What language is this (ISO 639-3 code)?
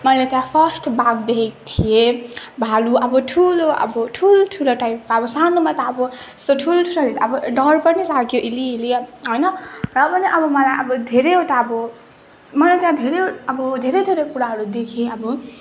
nep